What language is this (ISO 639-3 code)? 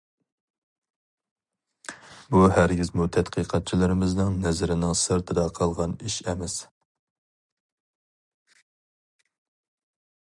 uig